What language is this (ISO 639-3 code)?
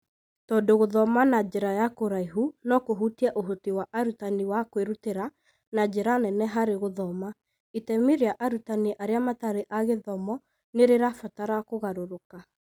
kik